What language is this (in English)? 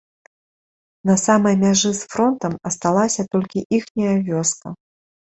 Belarusian